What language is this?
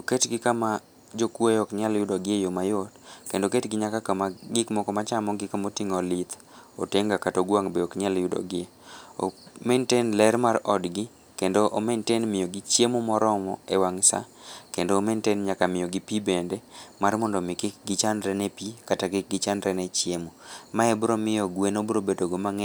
Luo (Kenya and Tanzania)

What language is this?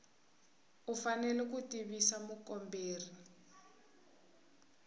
Tsonga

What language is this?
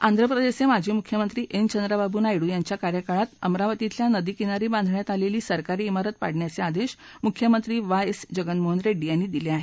Marathi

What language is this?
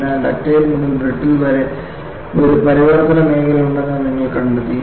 Malayalam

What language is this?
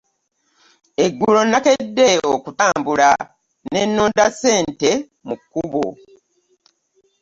Ganda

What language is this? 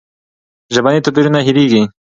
Pashto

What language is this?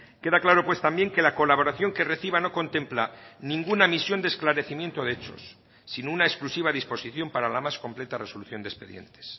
Spanish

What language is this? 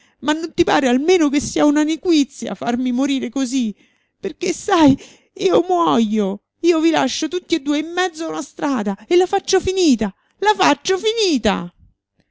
Italian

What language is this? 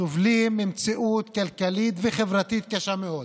Hebrew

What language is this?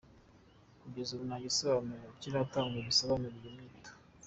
Kinyarwanda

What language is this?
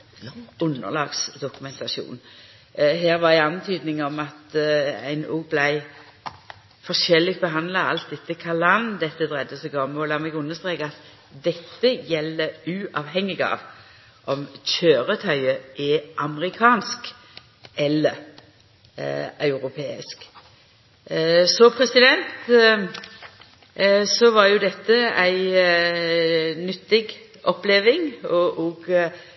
Norwegian Nynorsk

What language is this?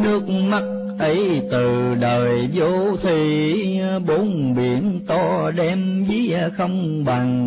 Vietnamese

